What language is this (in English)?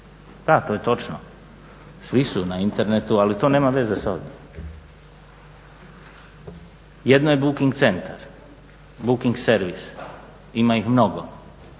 Croatian